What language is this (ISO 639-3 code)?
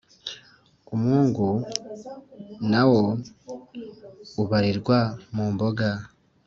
kin